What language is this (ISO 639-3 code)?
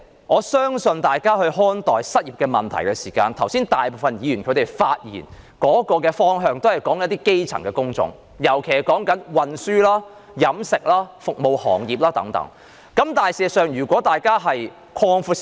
yue